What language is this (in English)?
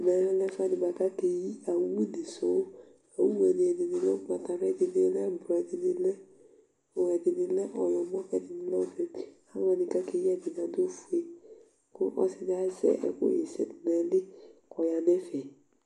Ikposo